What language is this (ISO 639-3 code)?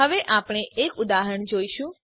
guj